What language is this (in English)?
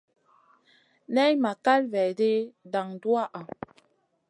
Masana